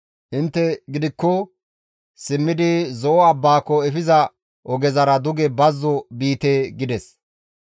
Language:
Gamo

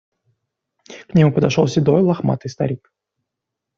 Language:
Russian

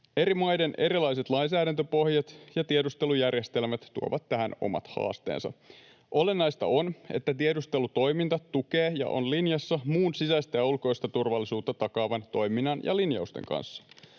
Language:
Finnish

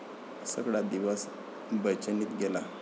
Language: Marathi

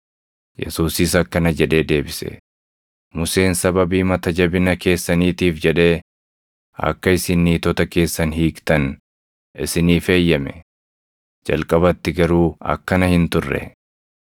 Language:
Oromo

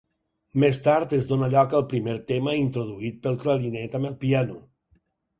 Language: Catalan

